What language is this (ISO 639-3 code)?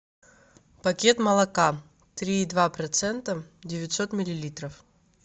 rus